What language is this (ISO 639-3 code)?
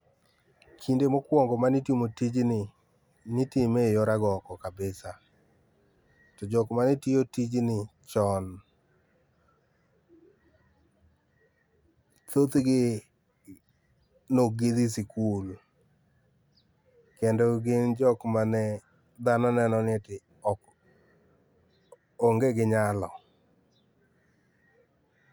luo